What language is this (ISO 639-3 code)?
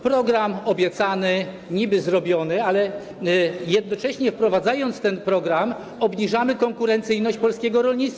pol